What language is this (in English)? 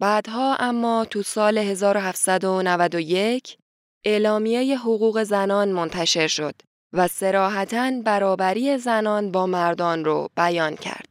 Persian